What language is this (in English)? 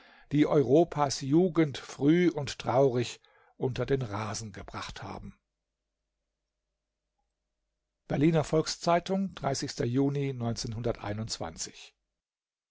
German